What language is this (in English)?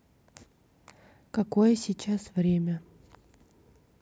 Russian